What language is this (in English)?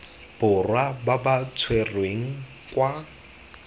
Tswana